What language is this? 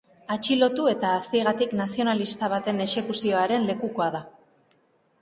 Basque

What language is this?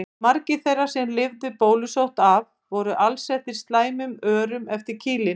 Icelandic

